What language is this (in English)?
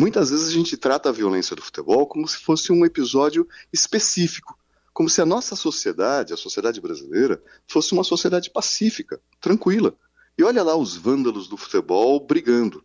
Portuguese